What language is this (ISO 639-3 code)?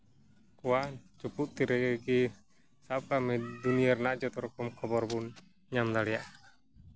sat